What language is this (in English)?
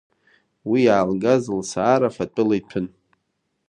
Abkhazian